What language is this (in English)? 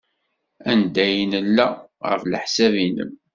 Kabyle